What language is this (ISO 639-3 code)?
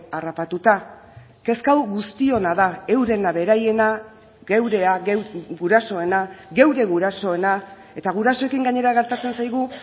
eus